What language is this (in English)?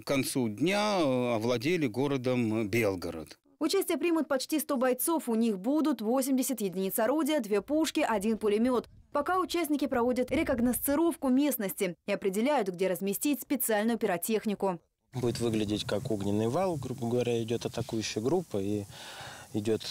Russian